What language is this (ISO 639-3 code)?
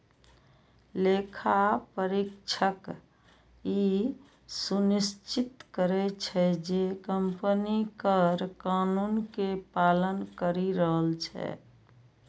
mai